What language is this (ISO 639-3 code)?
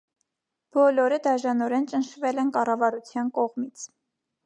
hye